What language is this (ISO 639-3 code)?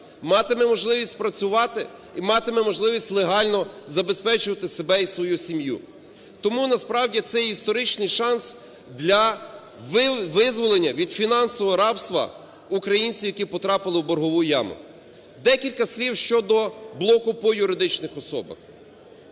ukr